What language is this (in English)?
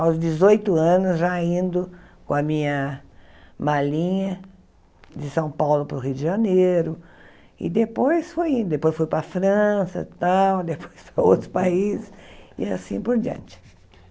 Portuguese